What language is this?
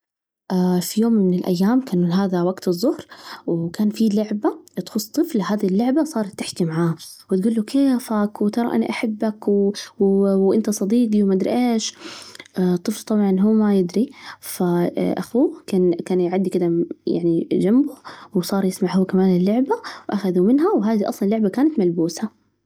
Najdi Arabic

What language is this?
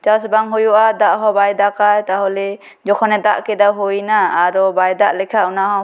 Santali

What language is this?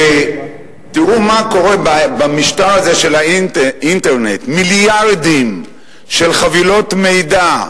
Hebrew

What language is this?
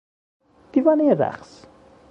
Persian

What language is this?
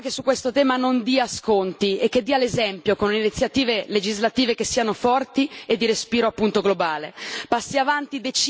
Italian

